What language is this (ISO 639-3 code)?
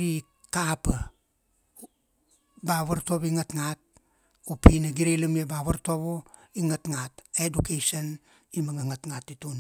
ksd